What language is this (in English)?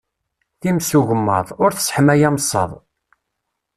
Kabyle